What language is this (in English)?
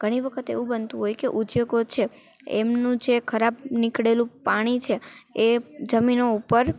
Gujarati